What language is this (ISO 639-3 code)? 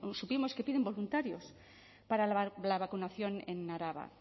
spa